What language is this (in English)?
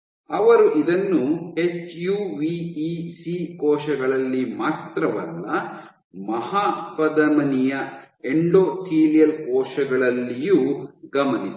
Kannada